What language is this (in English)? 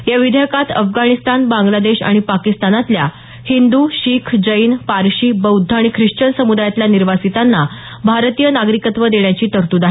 Marathi